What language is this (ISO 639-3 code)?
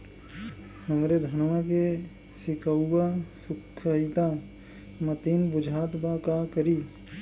bho